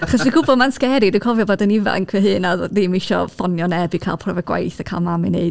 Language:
Welsh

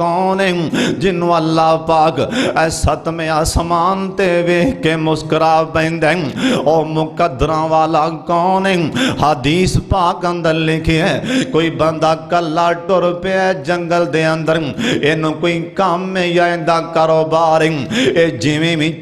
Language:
Hindi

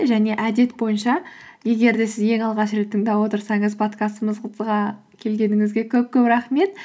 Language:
Kazakh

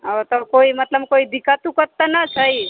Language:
Maithili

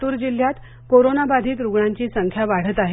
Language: Marathi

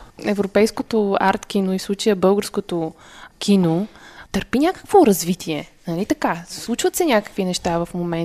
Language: Bulgarian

